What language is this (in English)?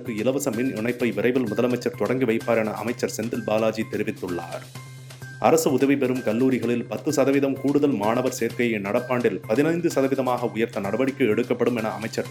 Tamil